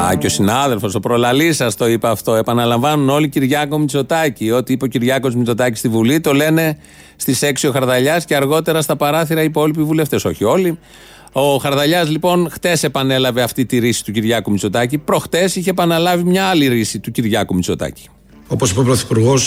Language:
Greek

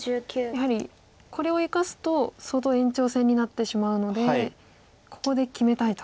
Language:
Japanese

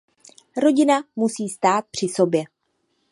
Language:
Czech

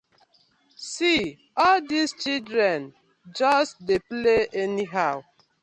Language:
Nigerian Pidgin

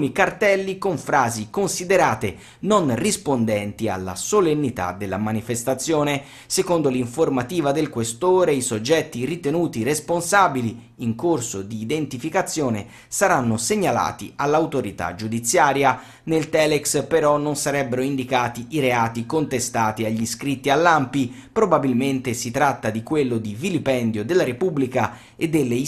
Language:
Italian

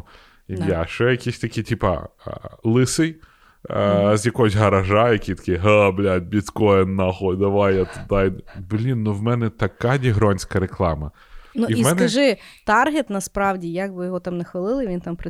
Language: Ukrainian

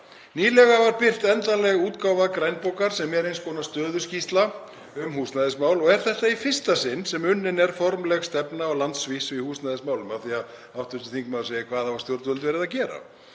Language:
Icelandic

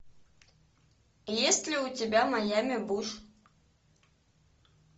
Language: Russian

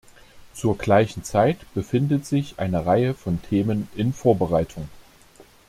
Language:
German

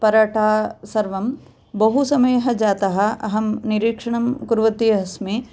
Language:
Sanskrit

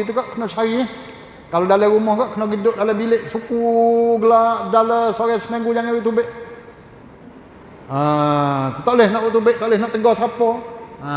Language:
Malay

